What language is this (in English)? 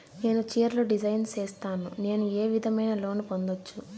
Telugu